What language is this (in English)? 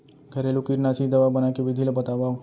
Chhattisgarhi